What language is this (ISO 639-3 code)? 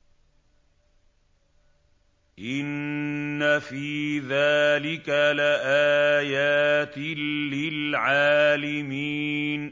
ara